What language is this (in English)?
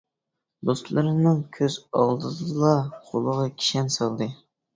Uyghur